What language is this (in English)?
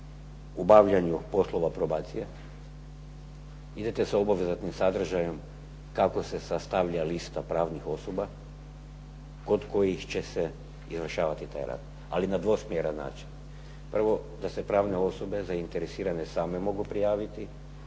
Croatian